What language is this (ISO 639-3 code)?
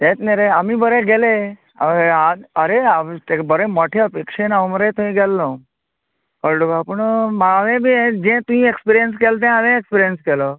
kok